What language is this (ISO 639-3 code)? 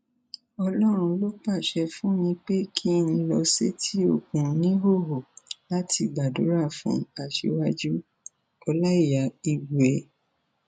yor